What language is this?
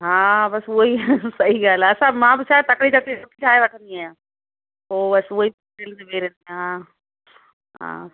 Sindhi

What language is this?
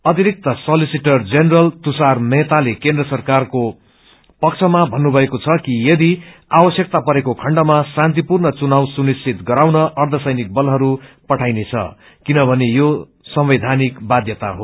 Nepali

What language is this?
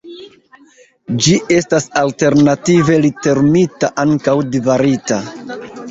Esperanto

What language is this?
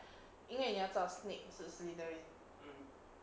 English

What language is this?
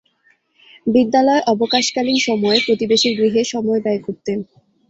Bangla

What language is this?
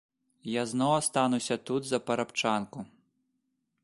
Belarusian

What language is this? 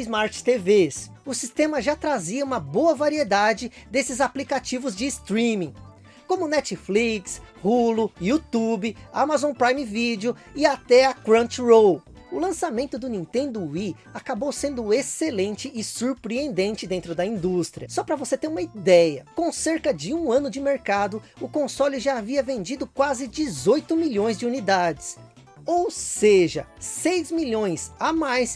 Portuguese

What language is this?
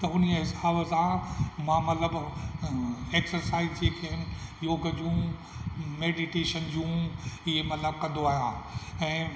Sindhi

